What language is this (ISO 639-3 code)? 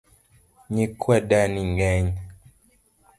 luo